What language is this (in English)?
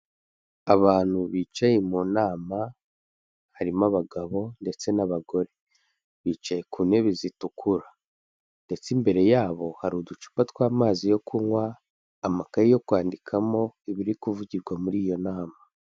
Kinyarwanda